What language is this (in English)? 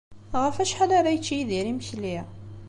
Kabyle